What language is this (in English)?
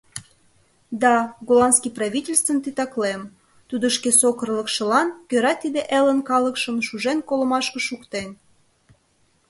Mari